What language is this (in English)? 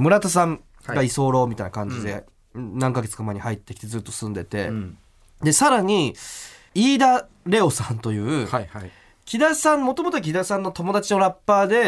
Japanese